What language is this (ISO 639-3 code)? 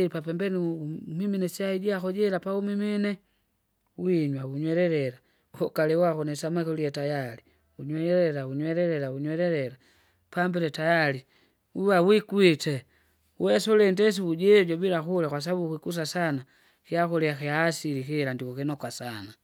zga